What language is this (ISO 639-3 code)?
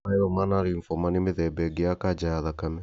kik